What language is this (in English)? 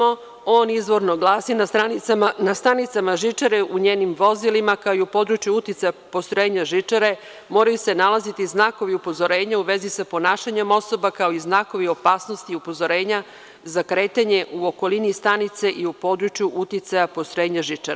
Serbian